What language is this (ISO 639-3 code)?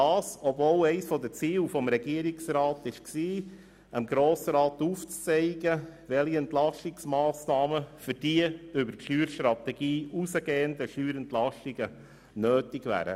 gsw